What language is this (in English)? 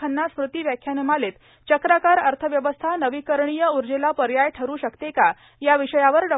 Marathi